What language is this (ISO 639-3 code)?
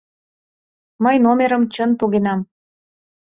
chm